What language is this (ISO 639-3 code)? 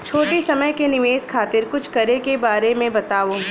bho